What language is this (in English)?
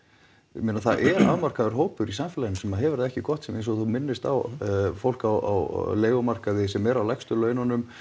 Icelandic